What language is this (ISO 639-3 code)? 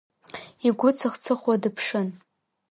abk